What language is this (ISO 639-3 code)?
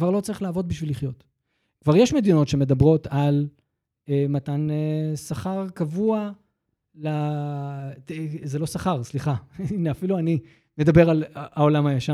heb